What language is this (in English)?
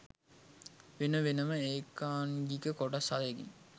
Sinhala